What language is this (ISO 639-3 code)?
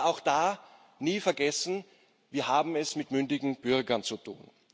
deu